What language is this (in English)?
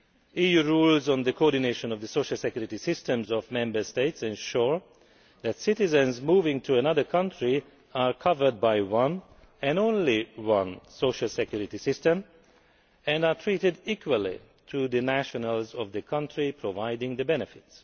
English